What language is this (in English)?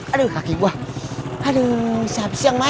Indonesian